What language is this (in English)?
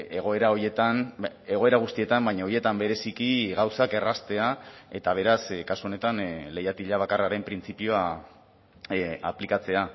Basque